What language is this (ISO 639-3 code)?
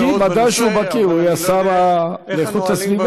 heb